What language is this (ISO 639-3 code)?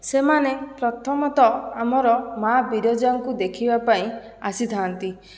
ori